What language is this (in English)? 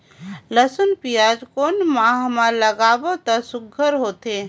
Chhattisgarhi